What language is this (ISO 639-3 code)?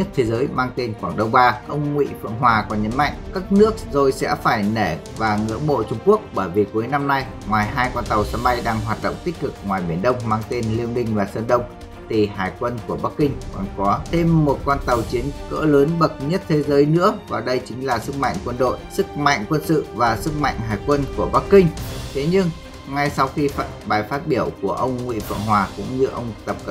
vie